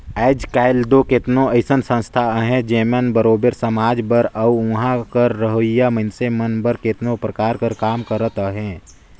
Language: Chhattisgarhi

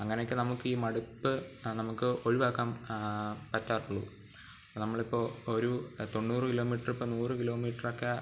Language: Malayalam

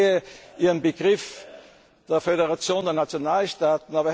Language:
German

